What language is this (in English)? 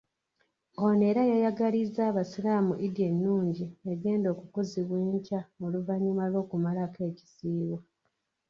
Ganda